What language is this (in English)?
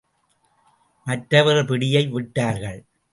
Tamil